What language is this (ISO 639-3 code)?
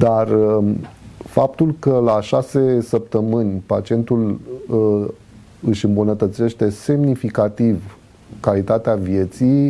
ron